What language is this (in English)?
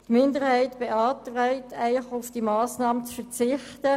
Swiss German